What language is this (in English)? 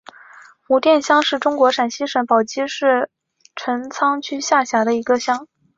Chinese